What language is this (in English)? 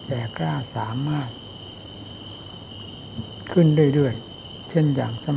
Thai